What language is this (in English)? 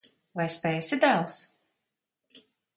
Latvian